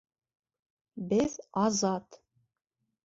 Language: Bashkir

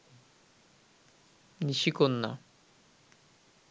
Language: Bangla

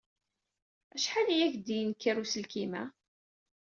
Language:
Kabyle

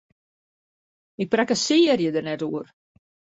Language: Western Frisian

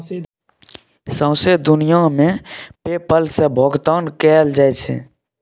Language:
Maithili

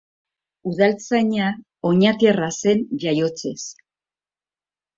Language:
Basque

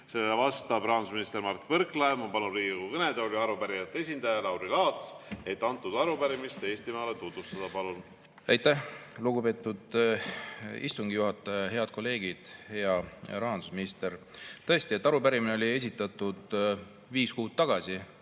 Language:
Estonian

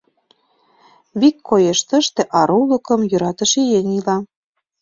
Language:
Mari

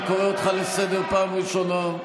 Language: Hebrew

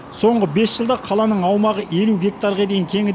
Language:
Kazakh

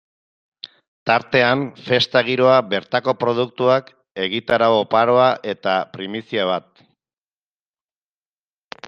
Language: Basque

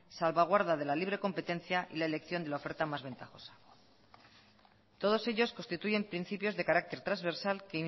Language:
Spanish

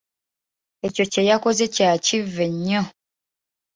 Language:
Ganda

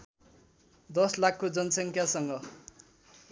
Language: Nepali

